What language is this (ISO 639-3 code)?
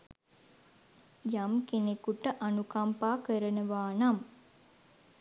sin